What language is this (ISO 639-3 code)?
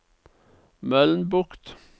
nor